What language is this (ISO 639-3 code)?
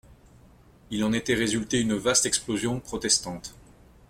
fra